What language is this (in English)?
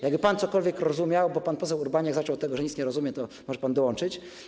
Polish